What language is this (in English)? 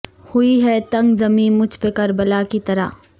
Urdu